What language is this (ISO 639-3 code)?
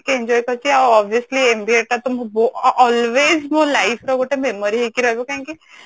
ori